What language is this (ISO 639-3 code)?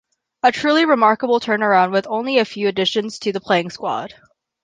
eng